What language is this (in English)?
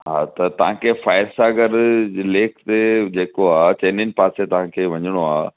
Sindhi